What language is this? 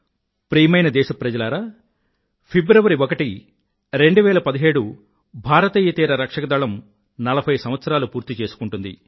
Telugu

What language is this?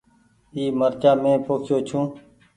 Goaria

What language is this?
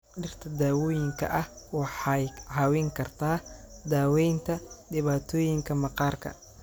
Somali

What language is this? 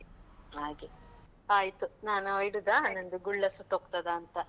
Kannada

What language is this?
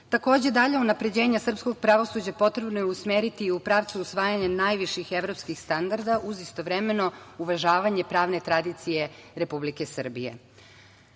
Serbian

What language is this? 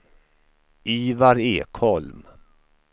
Swedish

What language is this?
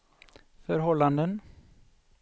Swedish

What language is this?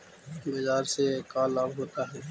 Magahi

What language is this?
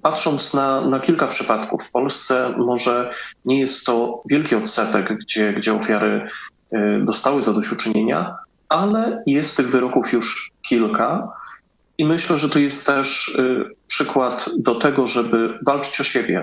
Polish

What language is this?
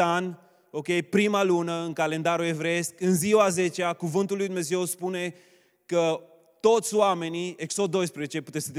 Romanian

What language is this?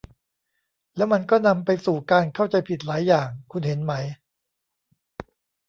Thai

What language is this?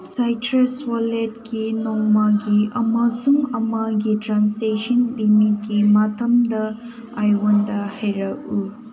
Manipuri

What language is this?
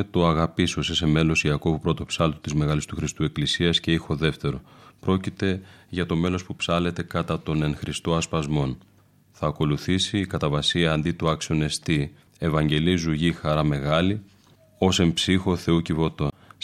Greek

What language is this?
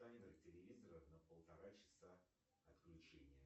Russian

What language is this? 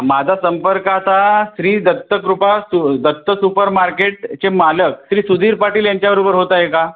Marathi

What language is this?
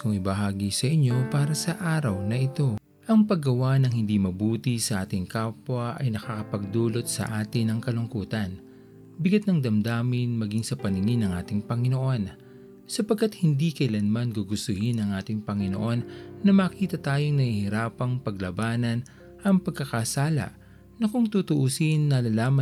Filipino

